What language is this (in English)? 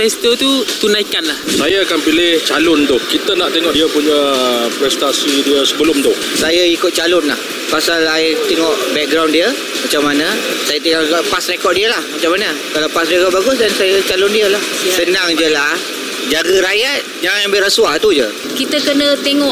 Malay